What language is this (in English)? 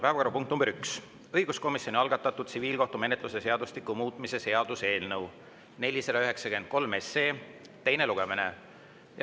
Estonian